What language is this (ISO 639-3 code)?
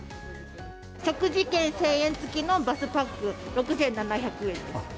jpn